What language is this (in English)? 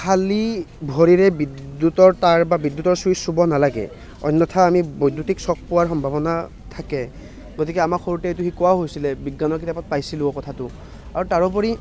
Assamese